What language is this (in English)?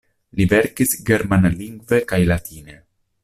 Esperanto